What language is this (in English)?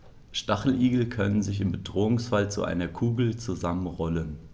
German